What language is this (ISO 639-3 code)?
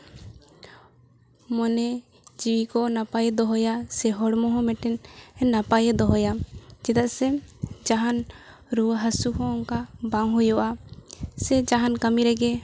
sat